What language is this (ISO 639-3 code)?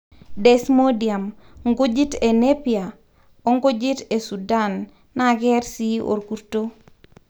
mas